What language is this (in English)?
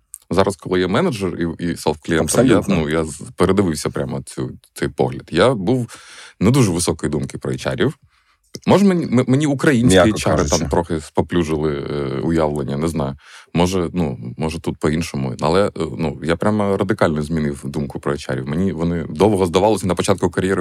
Ukrainian